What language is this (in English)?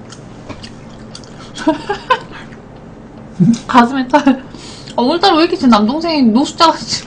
Korean